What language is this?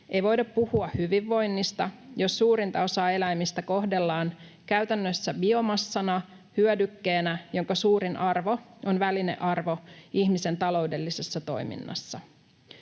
Finnish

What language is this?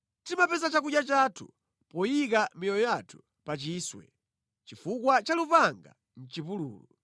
Nyanja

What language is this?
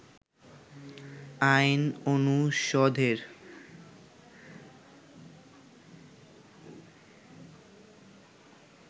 Bangla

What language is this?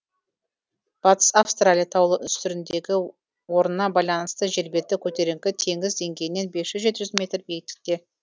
Kazakh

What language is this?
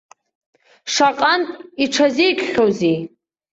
Abkhazian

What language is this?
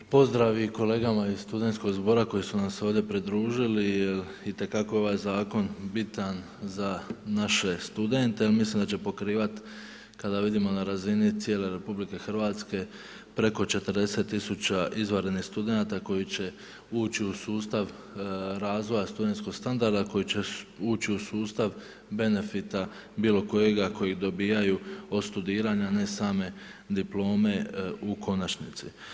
Croatian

